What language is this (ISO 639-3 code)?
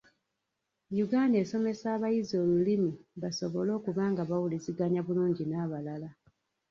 lug